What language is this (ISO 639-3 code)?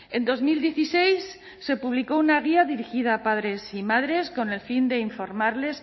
spa